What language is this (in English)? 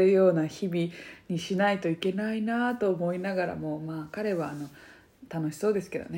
Japanese